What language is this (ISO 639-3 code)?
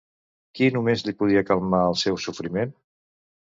cat